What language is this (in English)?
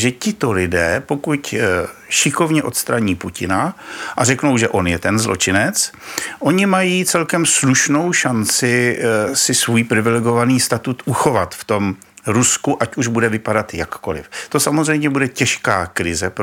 Czech